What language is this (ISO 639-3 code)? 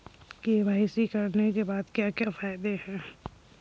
hin